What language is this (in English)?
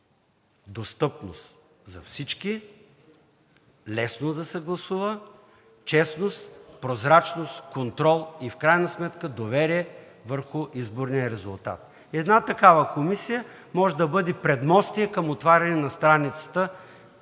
Bulgarian